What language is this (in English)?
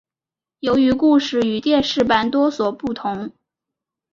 Chinese